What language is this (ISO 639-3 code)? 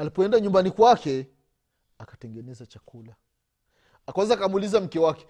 swa